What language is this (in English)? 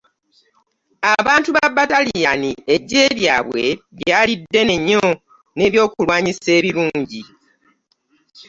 Ganda